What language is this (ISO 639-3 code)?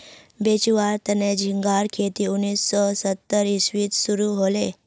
mag